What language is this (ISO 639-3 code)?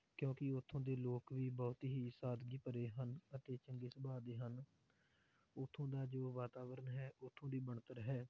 pan